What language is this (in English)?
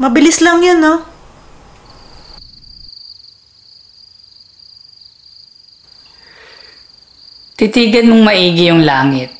Filipino